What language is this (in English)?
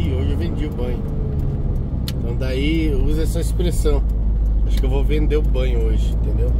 Portuguese